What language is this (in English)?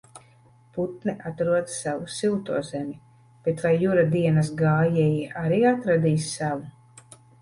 Latvian